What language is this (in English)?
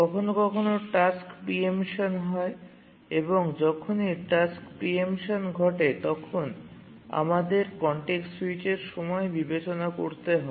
Bangla